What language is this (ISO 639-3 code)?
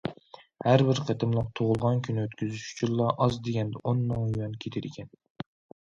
uig